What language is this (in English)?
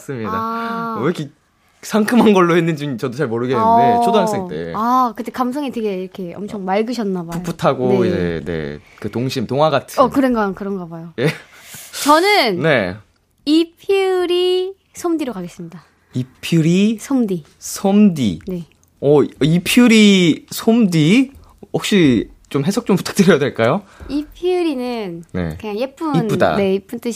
Korean